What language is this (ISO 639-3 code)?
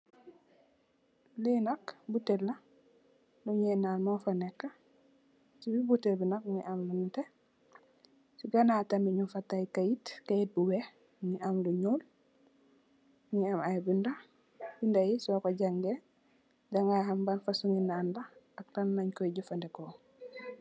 wol